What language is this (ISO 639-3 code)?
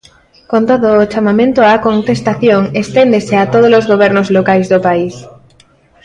glg